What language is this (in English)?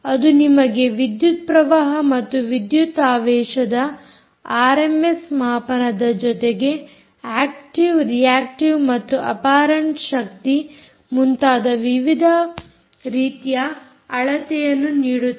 Kannada